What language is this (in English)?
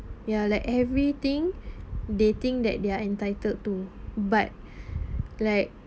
English